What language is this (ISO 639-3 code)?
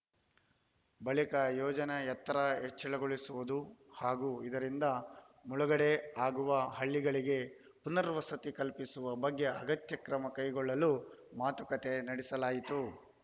kan